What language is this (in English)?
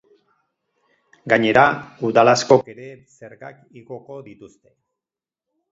Basque